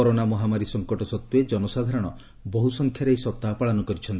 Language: Odia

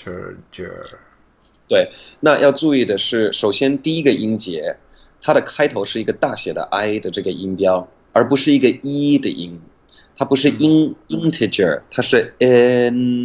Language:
Chinese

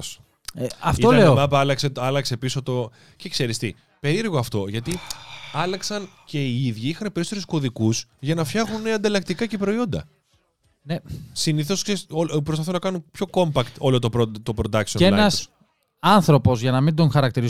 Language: Greek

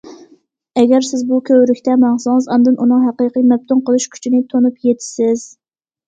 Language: Uyghur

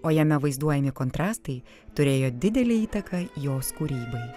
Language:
Lithuanian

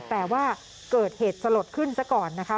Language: Thai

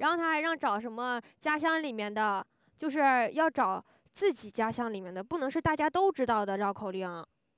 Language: Chinese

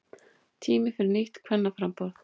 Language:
Icelandic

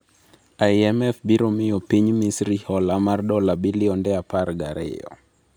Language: Luo (Kenya and Tanzania)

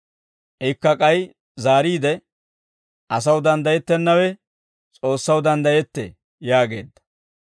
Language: Dawro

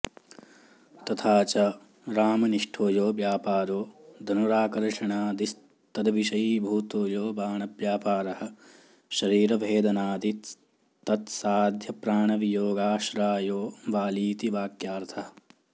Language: Sanskrit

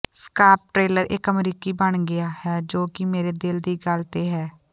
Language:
Punjabi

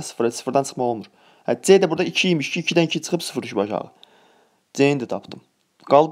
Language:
Turkish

